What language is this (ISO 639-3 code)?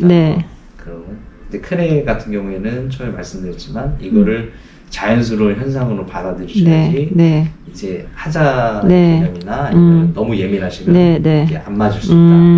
kor